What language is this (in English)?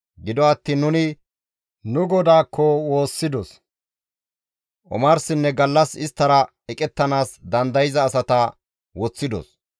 Gamo